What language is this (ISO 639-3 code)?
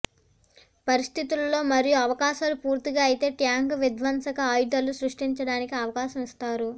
tel